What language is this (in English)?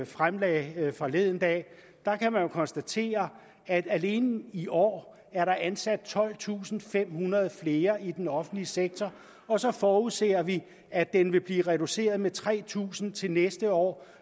Danish